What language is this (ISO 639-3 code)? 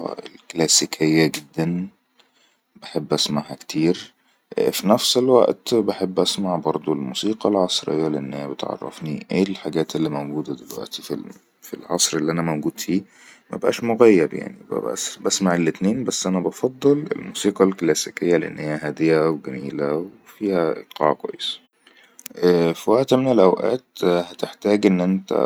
arz